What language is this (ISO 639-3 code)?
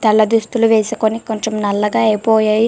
tel